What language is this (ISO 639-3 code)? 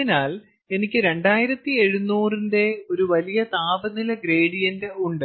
mal